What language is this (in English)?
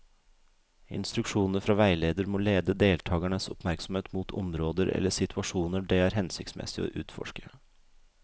Norwegian